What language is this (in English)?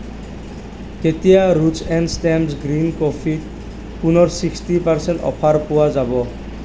Assamese